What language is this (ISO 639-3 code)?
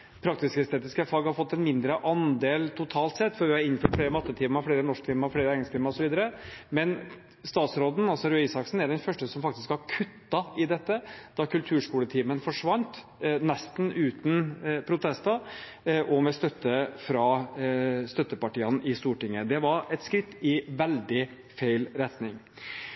nob